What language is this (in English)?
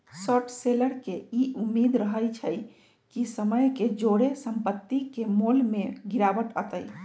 Magahi